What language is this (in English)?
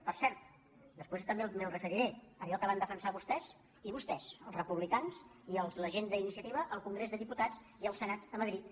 Catalan